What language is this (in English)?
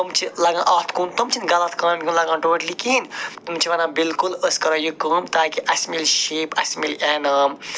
Kashmiri